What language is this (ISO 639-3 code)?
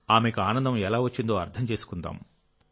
tel